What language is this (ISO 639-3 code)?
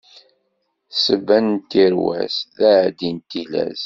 kab